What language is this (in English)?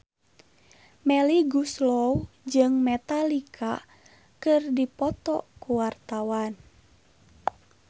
Sundanese